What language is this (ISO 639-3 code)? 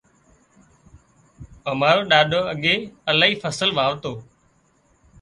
kxp